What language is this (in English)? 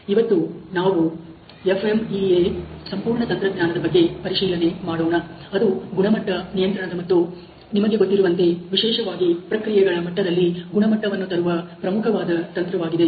Kannada